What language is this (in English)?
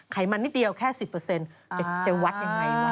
Thai